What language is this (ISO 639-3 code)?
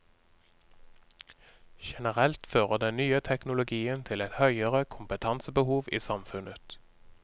nor